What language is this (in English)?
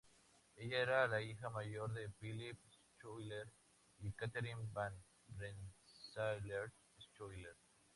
Spanish